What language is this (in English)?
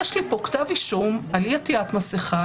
Hebrew